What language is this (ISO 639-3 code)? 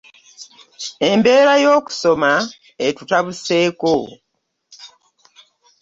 lug